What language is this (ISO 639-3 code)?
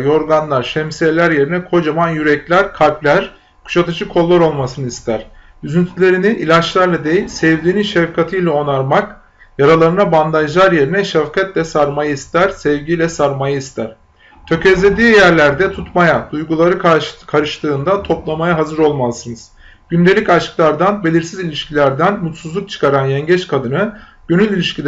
tur